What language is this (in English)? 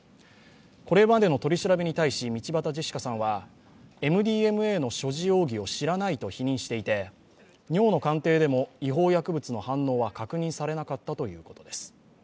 Japanese